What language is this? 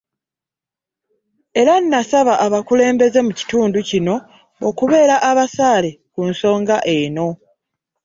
Ganda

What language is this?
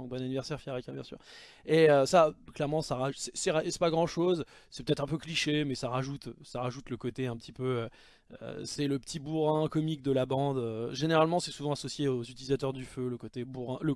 French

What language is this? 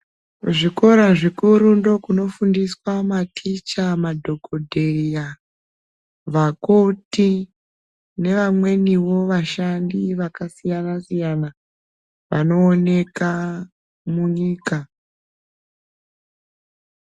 Ndau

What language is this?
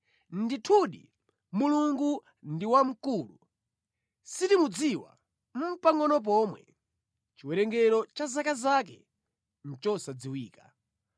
Nyanja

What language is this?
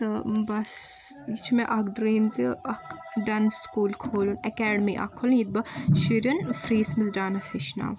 Kashmiri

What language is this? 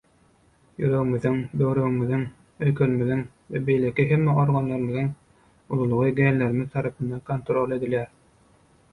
Turkmen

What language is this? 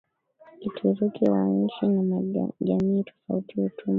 Swahili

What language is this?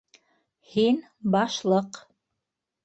Bashkir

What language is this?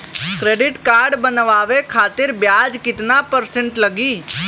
Bhojpuri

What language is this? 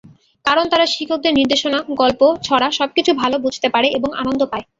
Bangla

